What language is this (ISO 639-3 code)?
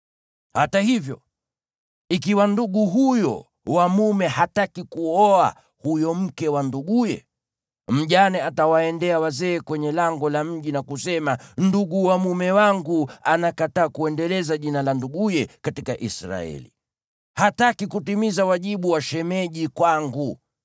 swa